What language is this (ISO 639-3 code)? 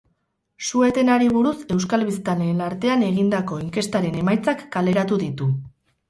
eus